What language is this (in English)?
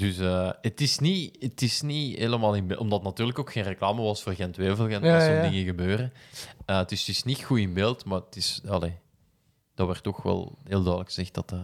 Dutch